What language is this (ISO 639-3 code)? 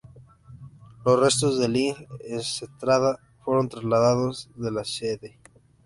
spa